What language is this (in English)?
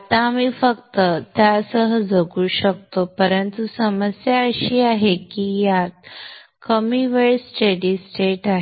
Marathi